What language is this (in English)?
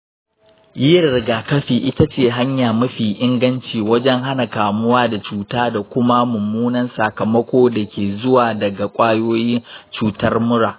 Hausa